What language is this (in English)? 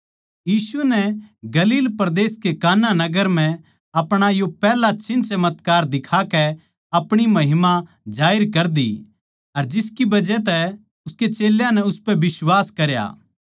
Haryanvi